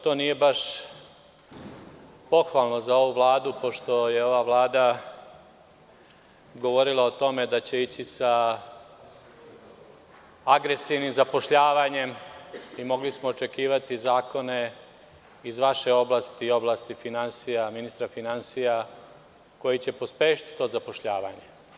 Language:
Serbian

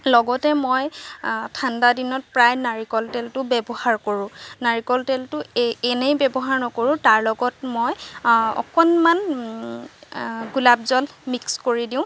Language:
Assamese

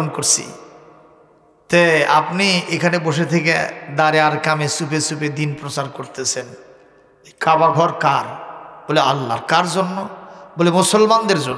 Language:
Arabic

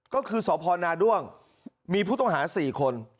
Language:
Thai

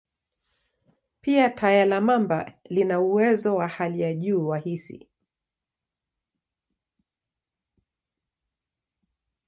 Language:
Swahili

